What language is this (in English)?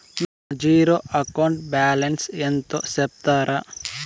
Telugu